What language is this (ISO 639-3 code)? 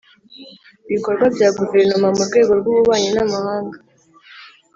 kin